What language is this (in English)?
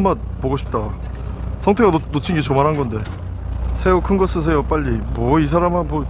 Korean